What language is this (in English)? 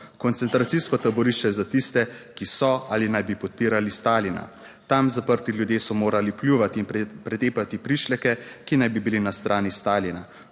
Slovenian